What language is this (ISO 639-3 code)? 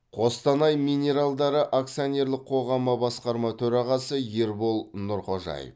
kaz